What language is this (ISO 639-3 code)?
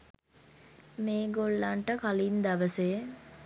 sin